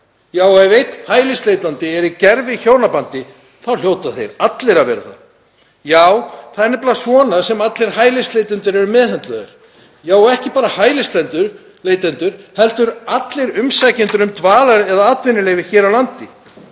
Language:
Icelandic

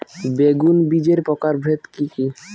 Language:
Bangla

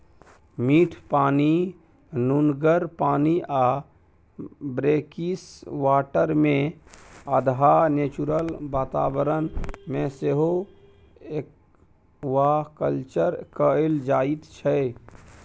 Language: Maithili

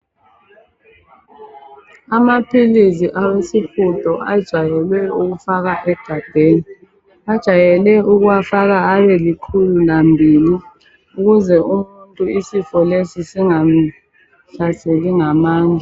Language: North Ndebele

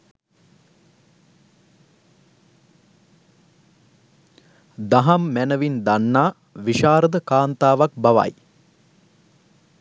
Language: Sinhala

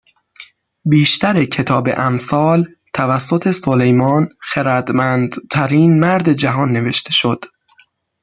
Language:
Persian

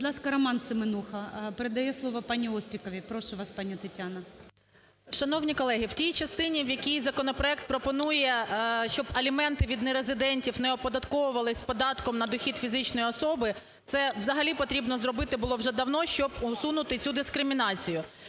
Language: Ukrainian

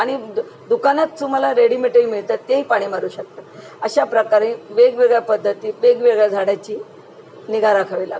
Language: Marathi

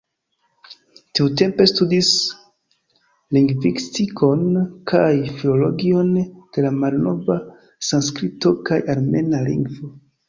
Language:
Esperanto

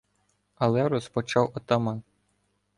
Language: Ukrainian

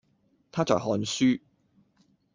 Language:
Cantonese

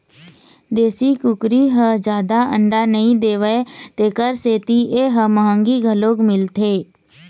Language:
Chhattisgarhi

